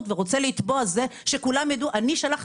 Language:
Hebrew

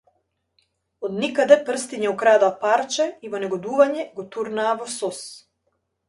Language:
Macedonian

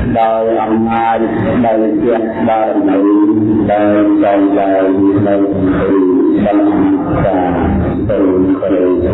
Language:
Vietnamese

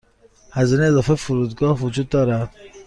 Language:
Persian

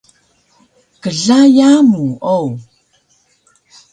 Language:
Taroko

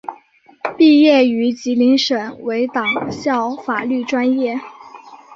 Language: Chinese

